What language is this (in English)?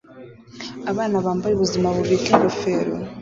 Kinyarwanda